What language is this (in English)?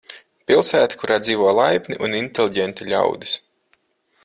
Latvian